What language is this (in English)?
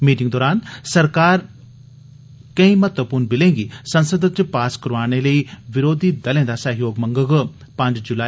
Dogri